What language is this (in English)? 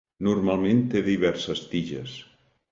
Catalan